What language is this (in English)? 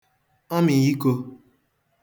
Igbo